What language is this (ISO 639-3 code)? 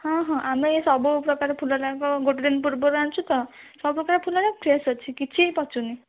ori